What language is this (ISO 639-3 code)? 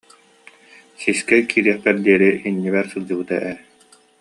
sah